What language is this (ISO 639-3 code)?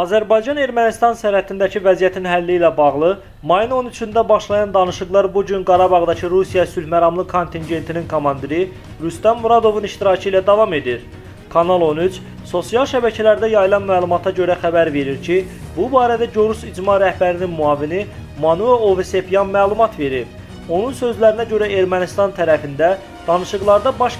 tur